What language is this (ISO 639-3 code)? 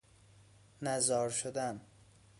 fas